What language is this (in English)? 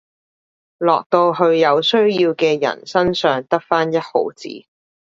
Cantonese